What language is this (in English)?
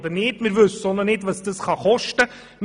Swiss German